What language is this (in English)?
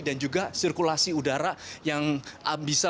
Indonesian